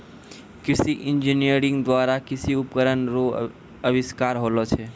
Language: Maithili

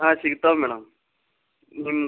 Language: Kannada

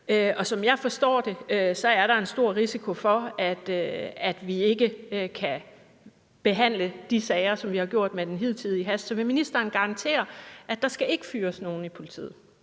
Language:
Danish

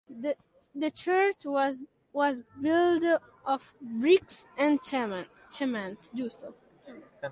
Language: English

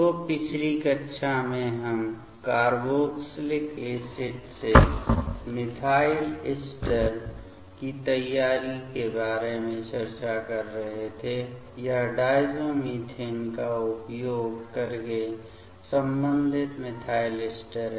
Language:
Hindi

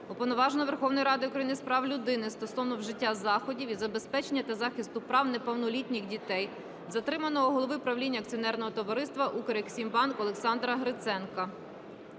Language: Ukrainian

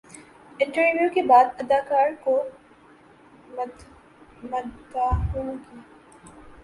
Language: Urdu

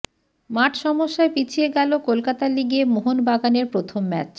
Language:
Bangla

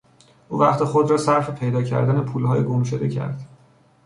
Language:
Persian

